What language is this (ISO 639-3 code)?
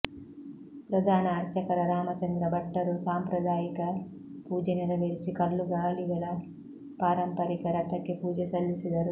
kan